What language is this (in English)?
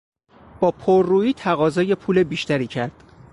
Persian